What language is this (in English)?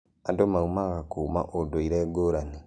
Kikuyu